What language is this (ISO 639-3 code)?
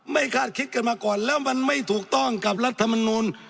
tha